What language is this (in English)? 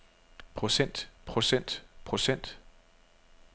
Danish